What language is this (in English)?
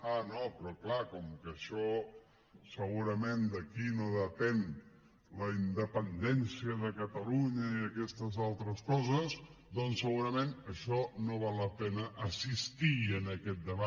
Catalan